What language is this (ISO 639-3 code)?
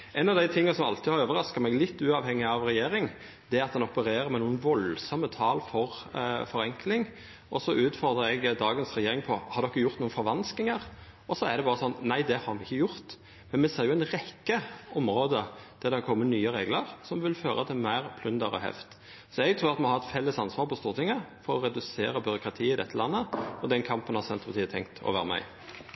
nno